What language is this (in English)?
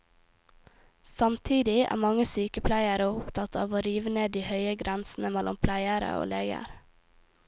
Norwegian